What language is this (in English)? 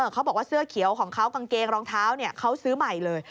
Thai